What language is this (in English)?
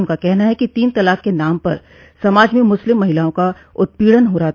Hindi